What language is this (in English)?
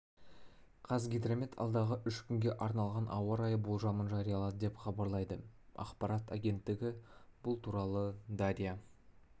Kazakh